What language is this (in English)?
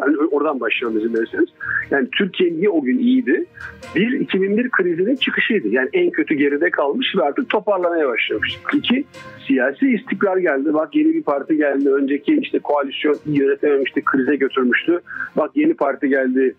Turkish